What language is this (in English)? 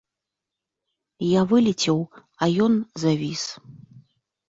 Belarusian